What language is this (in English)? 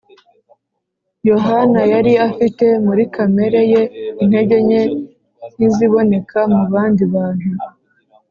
Kinyarwanda